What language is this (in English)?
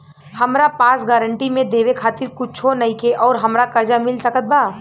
Bhojpuri